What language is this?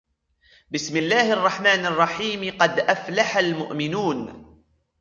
Arabic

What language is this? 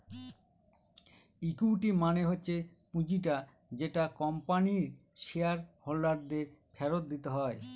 Bangla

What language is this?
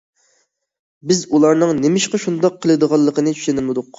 Uyghur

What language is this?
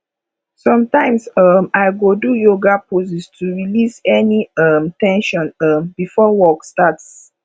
Nigerian Pidgin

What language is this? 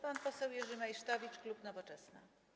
Polish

